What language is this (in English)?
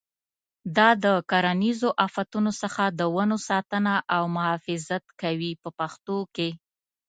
Pashto